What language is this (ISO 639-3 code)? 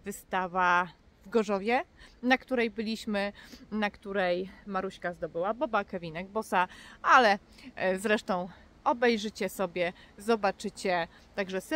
pol